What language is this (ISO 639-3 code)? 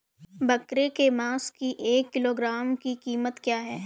hin